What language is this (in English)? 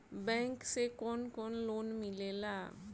Bhojpuri